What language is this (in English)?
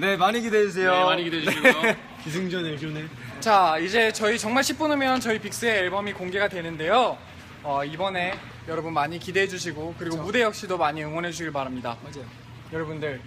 Korean